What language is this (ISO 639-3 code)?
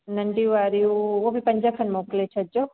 snd